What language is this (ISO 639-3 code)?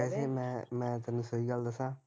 pan